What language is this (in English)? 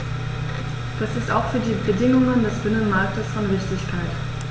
German